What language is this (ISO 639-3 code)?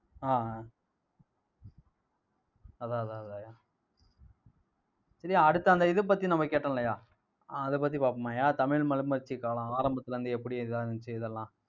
tam